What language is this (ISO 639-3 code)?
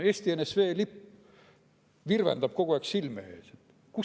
est